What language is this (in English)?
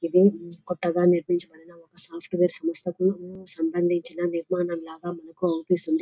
Telugu